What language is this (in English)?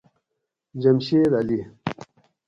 Gawri